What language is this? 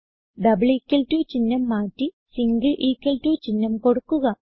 Malayalam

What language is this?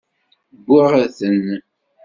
Kabyle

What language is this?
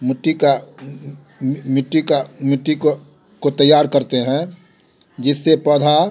Hindi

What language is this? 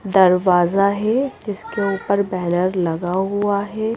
Hindi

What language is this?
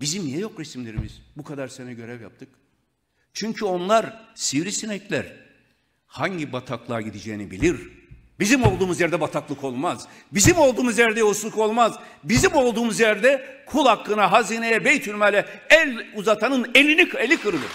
Turkish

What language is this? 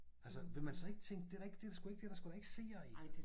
Danish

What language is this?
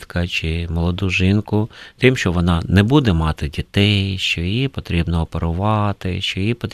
Ukrainian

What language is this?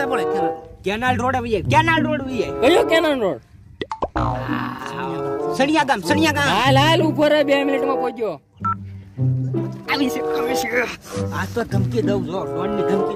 Indonesian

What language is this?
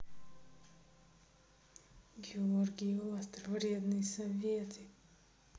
Russian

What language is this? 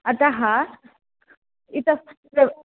Sanskrit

